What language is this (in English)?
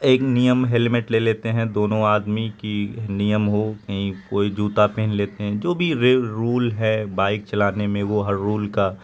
Urdu